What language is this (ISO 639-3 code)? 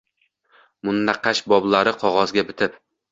uzb